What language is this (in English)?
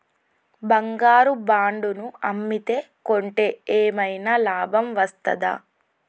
Telugu